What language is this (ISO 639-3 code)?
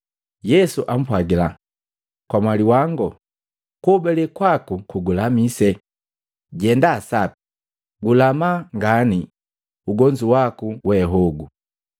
mgv